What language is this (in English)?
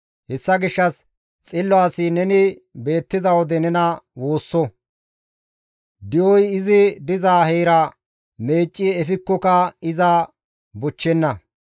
Gamo